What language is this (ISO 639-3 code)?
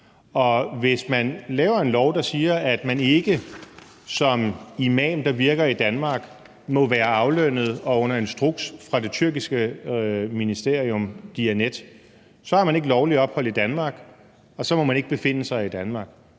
dan